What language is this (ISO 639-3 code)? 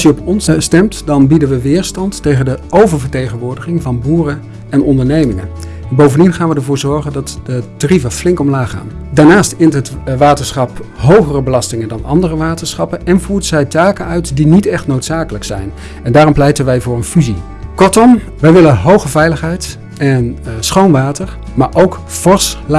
nld